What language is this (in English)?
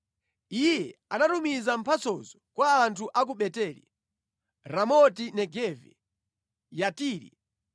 Nyanja